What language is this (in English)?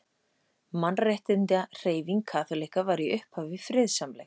Icelandic